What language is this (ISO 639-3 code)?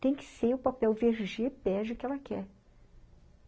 por